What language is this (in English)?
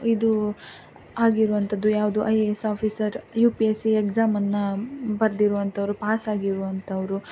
Kannada